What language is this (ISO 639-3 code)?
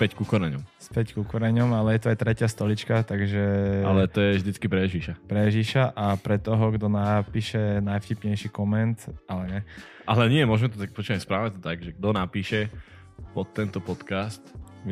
slk